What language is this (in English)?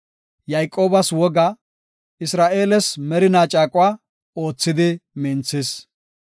Gofa